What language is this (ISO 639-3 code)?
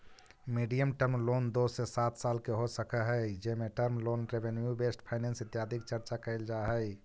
mag